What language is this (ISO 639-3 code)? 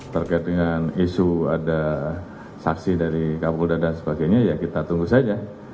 ind